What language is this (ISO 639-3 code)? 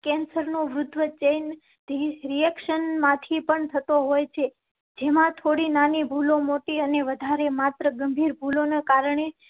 guj